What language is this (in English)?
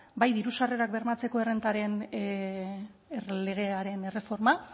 Basque